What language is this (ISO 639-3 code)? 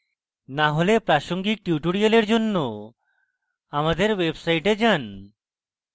ben